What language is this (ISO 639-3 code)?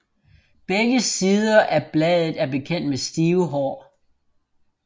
dan